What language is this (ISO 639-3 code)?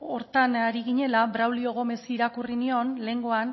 eus